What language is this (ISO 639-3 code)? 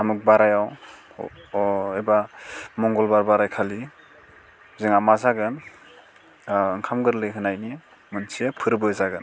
brx